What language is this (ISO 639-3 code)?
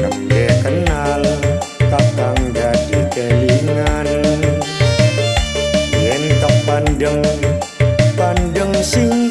ind